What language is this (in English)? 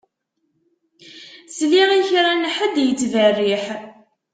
Kabyle